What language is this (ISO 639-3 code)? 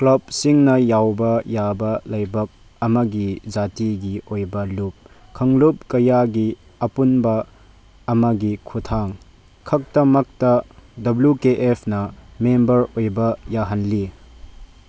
mni